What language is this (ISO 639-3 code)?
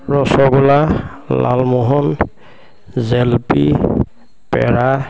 asm